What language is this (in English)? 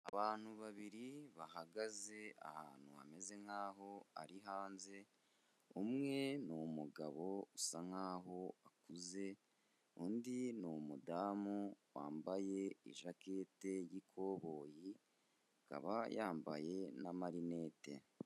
Kinyarwanda